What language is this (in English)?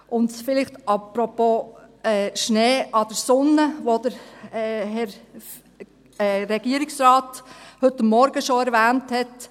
Swiss German